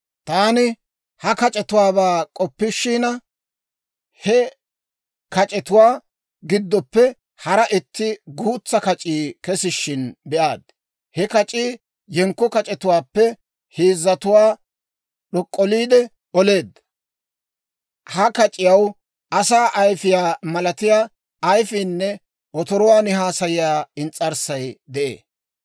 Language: Dawro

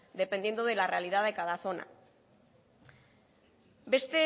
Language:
Spanish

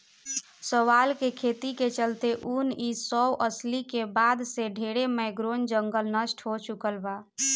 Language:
Bhojpuri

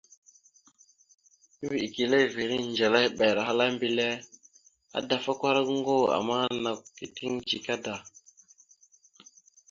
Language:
Mada (Cameroon)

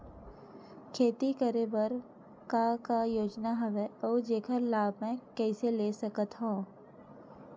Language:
Chhattisgarhi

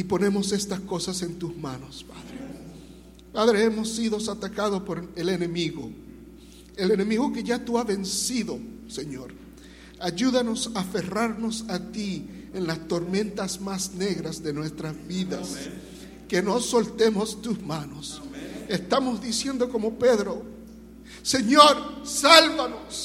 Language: Spanish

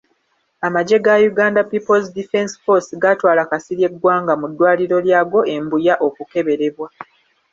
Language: Ganda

